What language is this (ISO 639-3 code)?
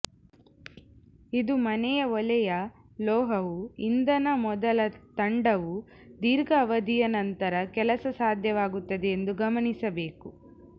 kan